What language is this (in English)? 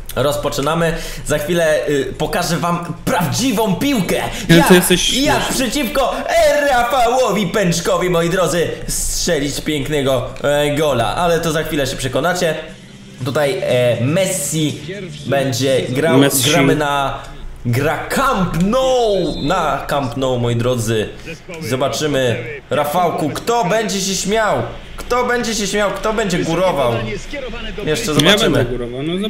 Polish